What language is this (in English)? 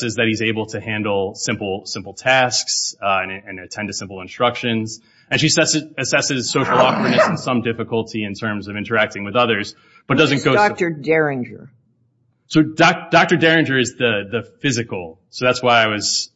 English